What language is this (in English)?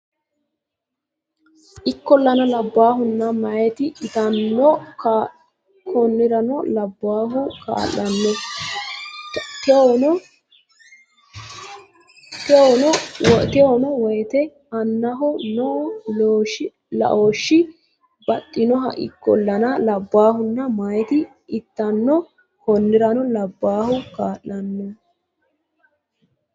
Sidamo